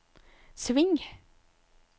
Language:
Norwegian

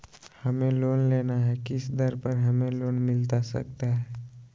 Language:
Magahi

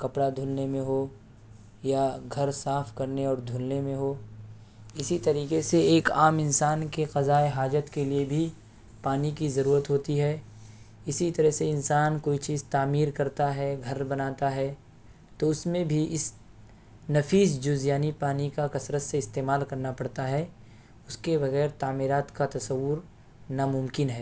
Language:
Urdu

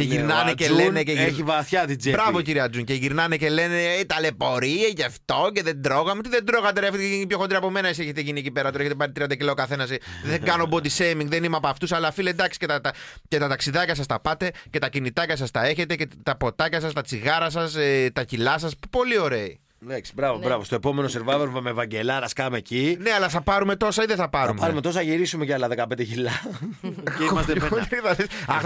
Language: Greek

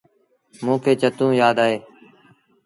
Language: Sindhi Bhil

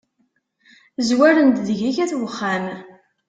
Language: Kabyle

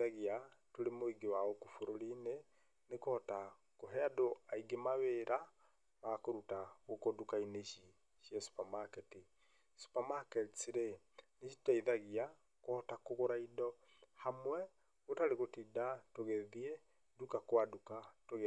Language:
Kikuyu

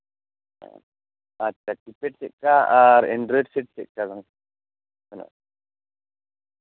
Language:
Santali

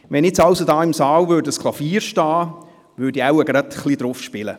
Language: Swiss German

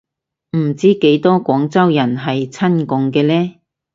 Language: Cantonese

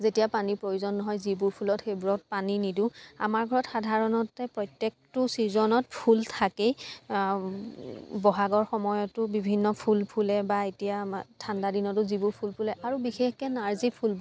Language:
Assamese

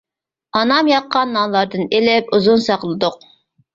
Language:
Uyghur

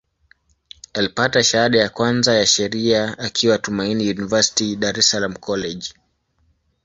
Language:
Swahili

